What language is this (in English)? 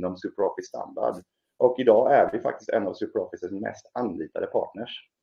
Swedish